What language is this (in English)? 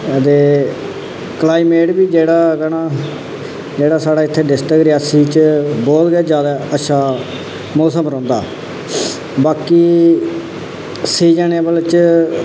Dogri